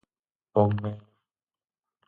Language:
Galician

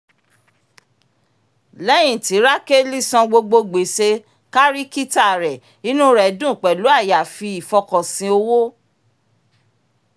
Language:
Yoruba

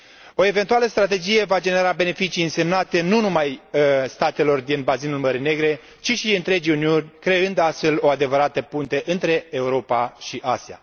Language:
Romanian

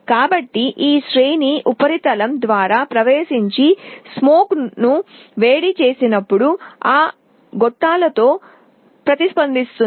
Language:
Telugu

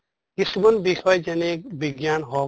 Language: Assamese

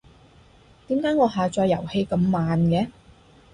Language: Cantonese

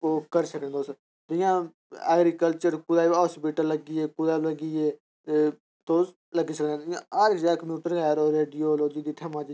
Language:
Dogri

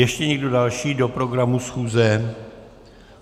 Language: Czech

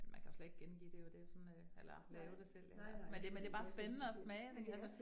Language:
Danish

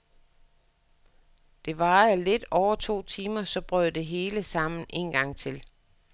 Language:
Danish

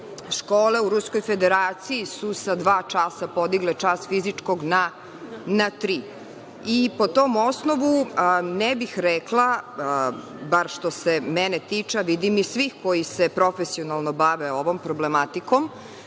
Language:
Serbian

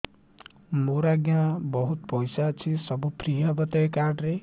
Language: Odia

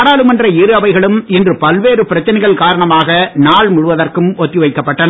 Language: Tamil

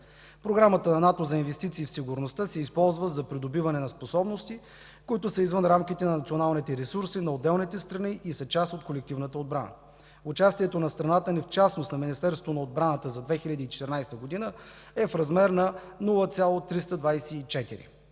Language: Bulgarian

